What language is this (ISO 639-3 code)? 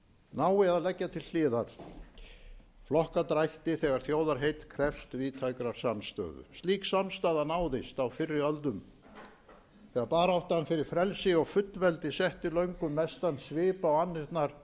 isl